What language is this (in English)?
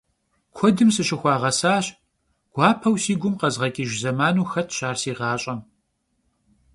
Kabardian